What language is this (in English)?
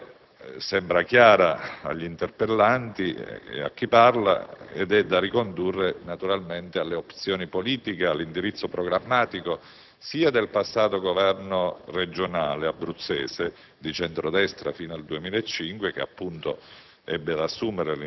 Italian